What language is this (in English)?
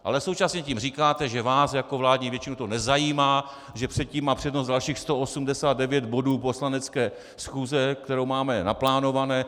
Czech